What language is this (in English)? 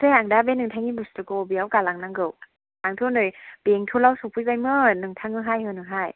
Bodo